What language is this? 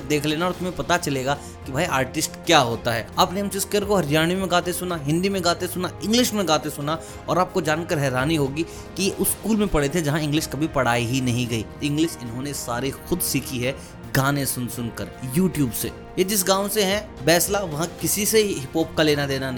Hindi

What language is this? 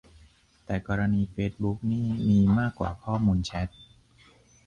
Thai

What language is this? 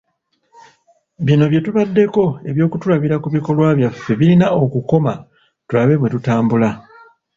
Ganda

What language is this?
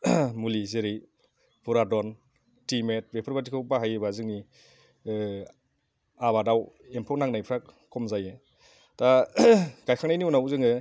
Bodo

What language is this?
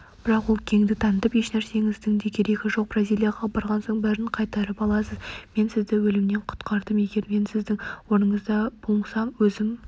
Kazakh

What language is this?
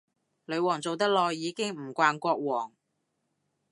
Cantonese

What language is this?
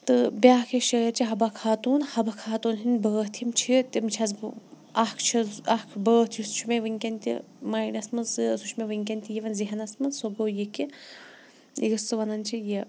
Kashmiri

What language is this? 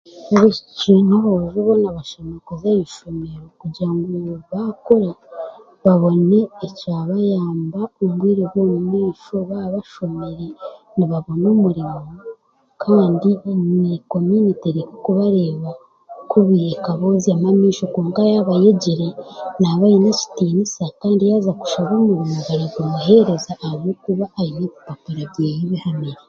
Chiga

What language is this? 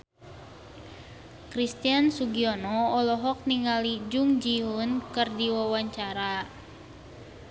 Sundanese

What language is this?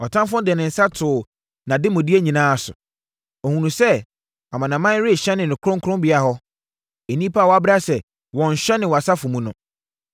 Akan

